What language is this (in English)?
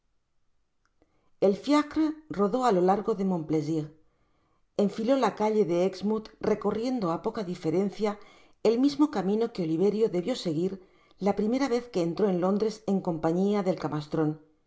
Spanish